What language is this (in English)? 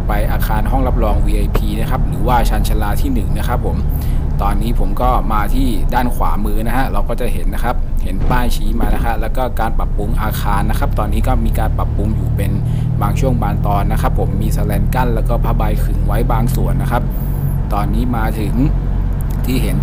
Thai